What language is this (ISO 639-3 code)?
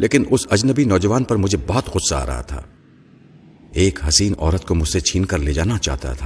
urd